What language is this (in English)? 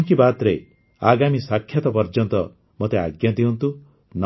Odia